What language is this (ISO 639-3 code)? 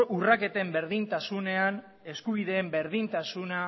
eus